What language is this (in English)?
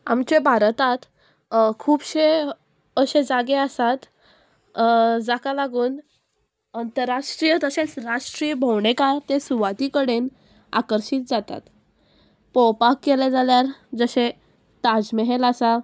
Konkani